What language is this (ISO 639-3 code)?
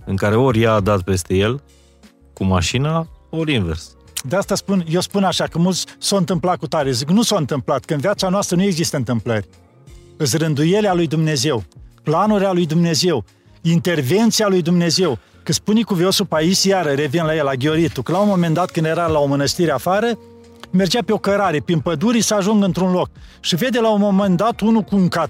ron